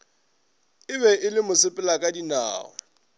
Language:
Northern Sotho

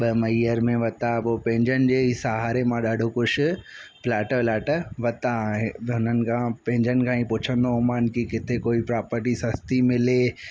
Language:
Sindhi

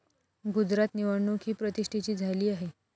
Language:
Marathi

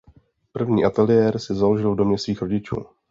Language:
Czech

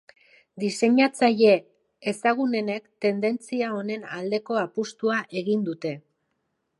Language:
Basque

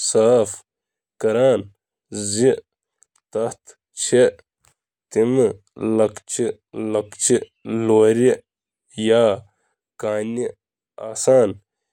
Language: Kashmiri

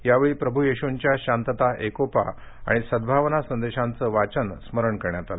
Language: Marathi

